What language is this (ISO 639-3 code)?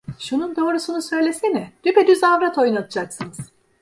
tur